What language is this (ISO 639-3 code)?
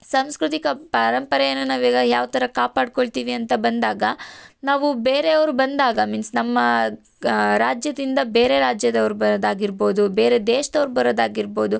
kan